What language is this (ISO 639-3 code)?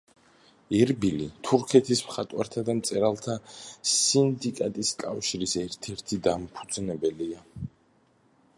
kat